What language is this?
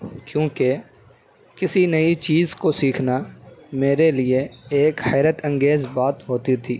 Urdu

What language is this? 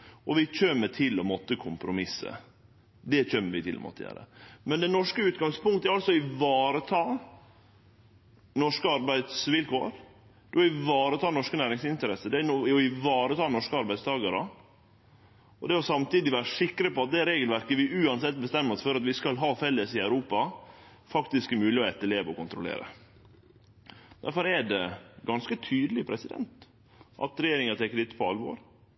Norwegian Nynorsk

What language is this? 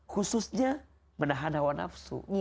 Indonesian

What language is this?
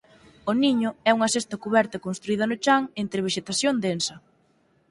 Galician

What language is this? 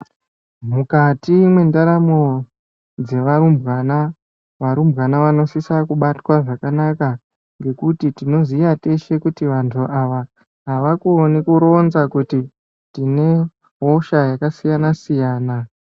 Ndau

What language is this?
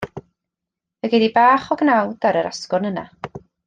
Welsh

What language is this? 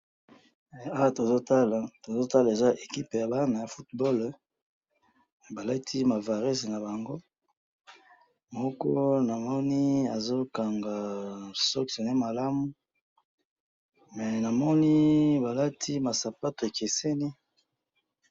Lingala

